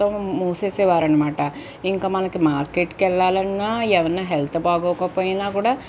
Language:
Telugu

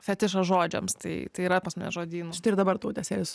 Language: Lithuanian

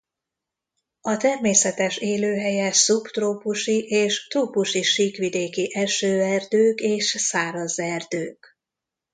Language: Hungarian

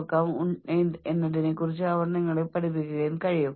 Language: Malayalam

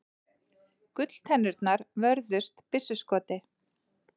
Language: Icelandic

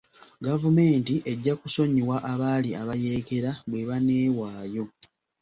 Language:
Ganda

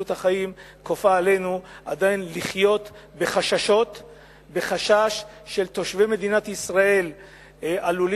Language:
Hebrew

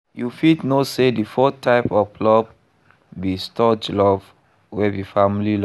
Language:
Nigerian Pidgin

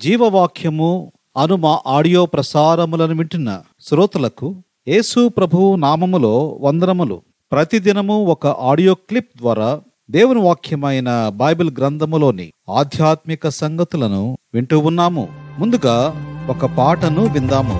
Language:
Telugu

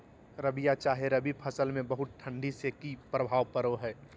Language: Magahi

